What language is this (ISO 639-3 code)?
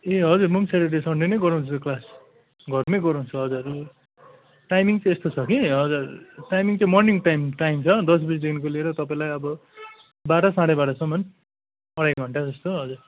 nep